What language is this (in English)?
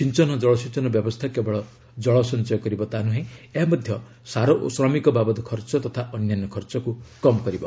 Odia